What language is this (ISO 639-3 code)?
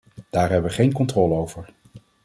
nld